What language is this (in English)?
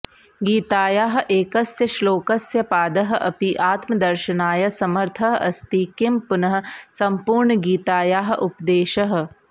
Sanskrit